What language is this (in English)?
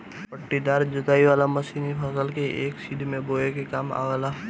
Bhojpuri